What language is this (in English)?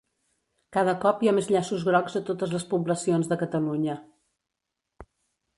Catalan